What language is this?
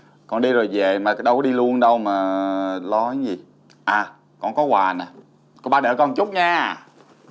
Vietnamese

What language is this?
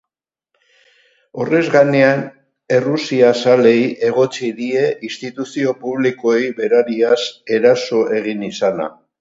Basque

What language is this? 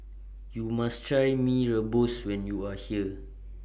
English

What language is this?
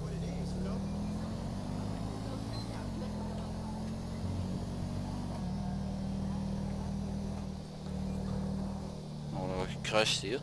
Dutch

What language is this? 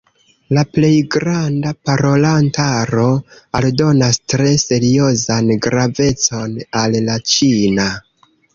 Esperanto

